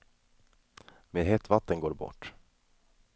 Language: Swedish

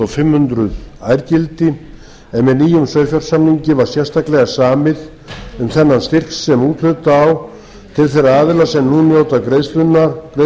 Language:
Icelandic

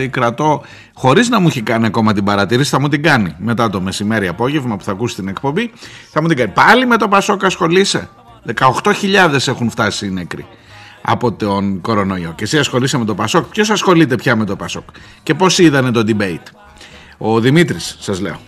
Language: Greek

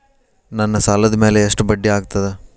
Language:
Kannada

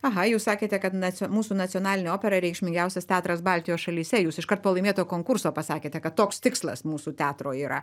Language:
Lithuanian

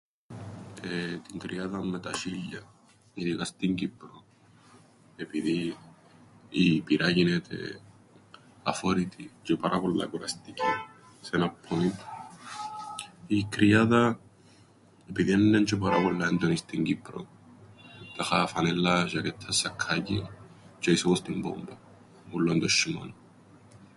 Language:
Greek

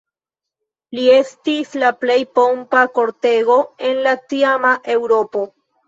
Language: Esperanto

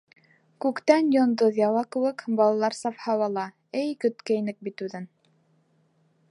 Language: Bashkir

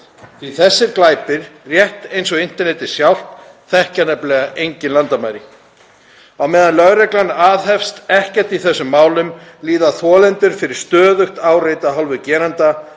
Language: Icelandic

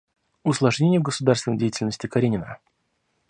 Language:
Russian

